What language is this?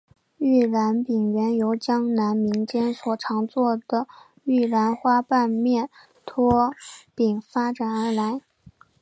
Chinese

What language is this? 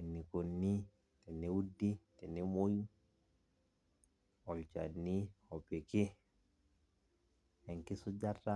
Masai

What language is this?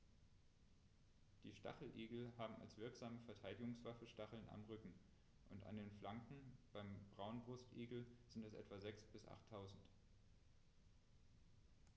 German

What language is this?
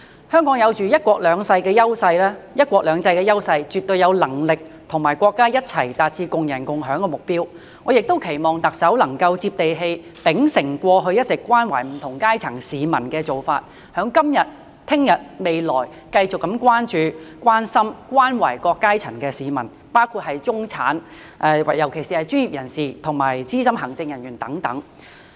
Cantonese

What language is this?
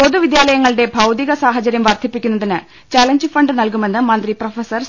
Malayalam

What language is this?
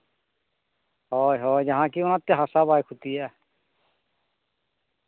Santali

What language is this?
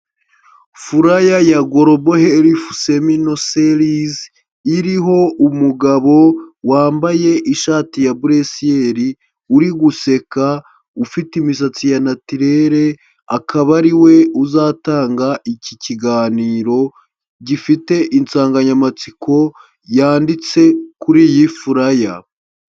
Kinyarwanda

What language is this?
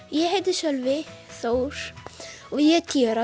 Icelandic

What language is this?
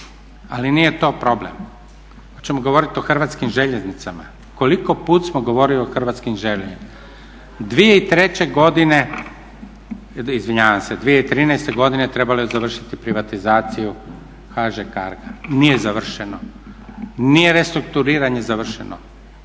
Croatian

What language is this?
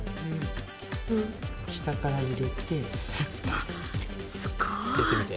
Japanese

